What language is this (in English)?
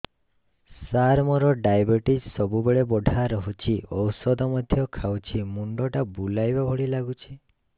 Odia